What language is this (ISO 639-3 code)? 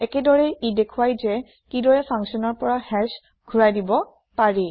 asm